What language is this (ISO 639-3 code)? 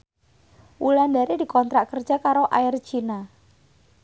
jav